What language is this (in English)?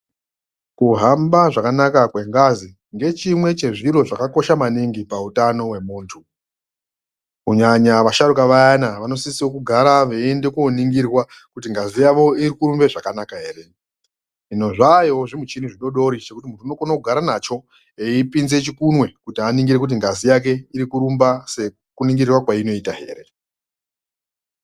Ndau